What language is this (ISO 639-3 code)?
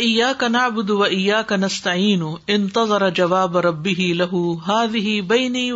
urd